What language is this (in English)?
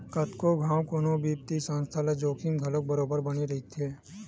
Chhattisgarhi